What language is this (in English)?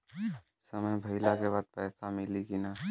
Bhojpuri